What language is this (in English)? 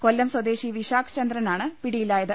Malayalam